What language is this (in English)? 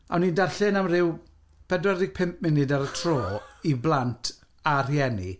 Welsh